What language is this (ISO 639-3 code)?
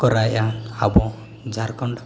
sat